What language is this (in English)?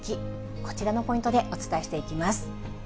Japanese